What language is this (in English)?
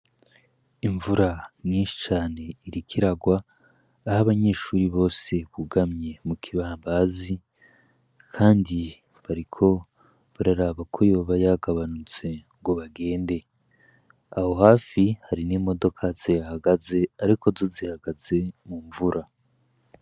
Rundi